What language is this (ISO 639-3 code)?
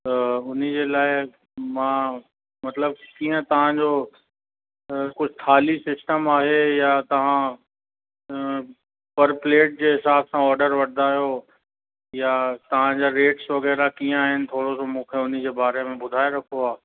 snd